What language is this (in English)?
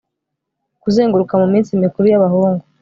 Kinyarwanda